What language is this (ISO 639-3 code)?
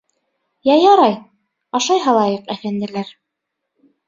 bak